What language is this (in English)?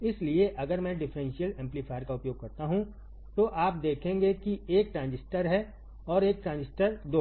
Hindi